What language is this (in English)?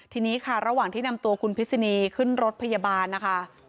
Thai